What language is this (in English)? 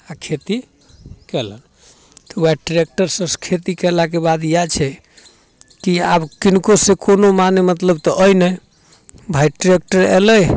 Maithili